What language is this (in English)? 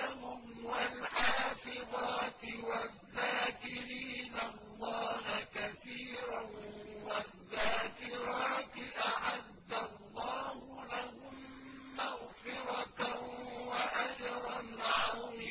Arabic